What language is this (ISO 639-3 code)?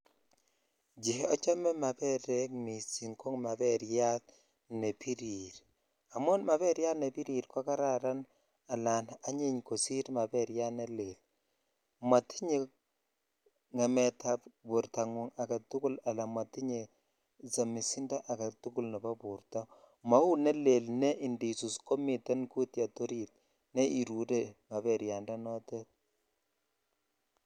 kln